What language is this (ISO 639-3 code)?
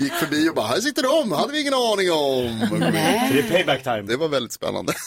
swe